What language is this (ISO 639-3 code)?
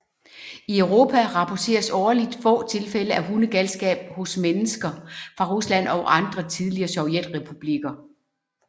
dan